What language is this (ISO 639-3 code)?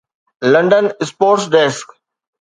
snd